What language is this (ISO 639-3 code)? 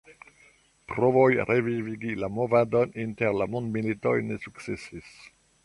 epo